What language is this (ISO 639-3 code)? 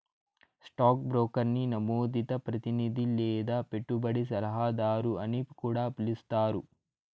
tel